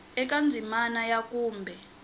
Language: Tsonga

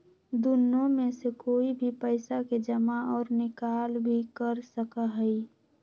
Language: Magahi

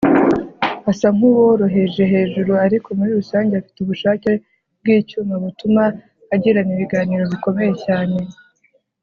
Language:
Kinyarwanda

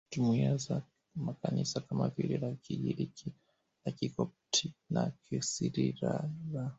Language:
Swahili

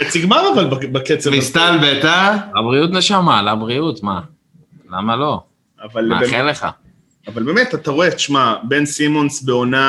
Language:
Hebrew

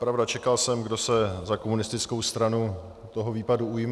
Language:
Czech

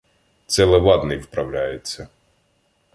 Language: Ukrainian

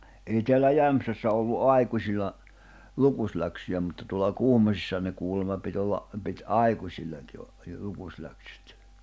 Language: Finnish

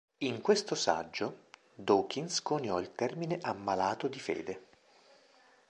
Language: Italian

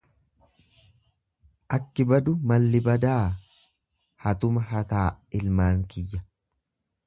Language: Oromo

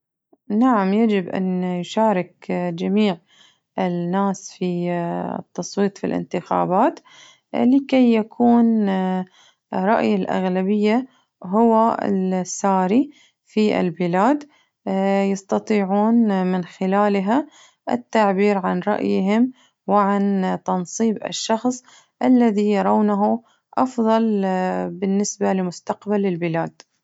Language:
Najdi Arabic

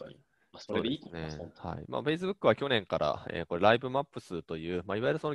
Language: Japanese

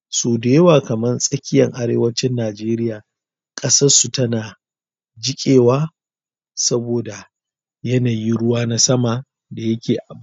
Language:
Hausa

